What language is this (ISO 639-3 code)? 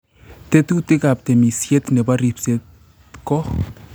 kln